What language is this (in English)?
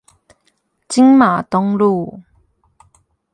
Chinese